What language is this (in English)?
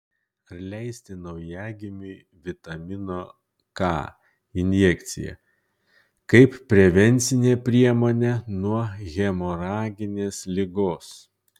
Lithuanian